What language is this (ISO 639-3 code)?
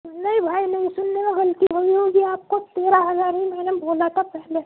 urd